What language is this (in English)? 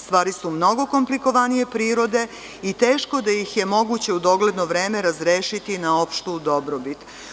Serbian